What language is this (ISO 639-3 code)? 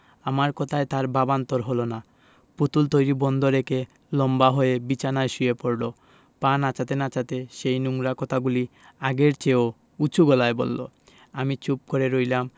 ben